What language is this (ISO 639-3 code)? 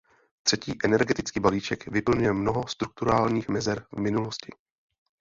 ces